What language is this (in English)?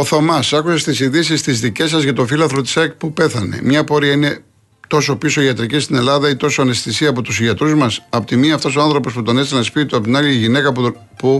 Greek